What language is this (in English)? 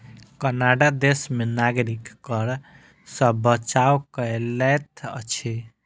Maithili